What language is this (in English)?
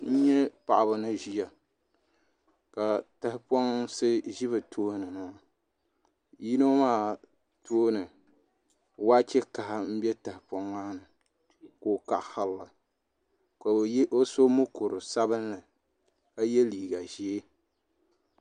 Dagbani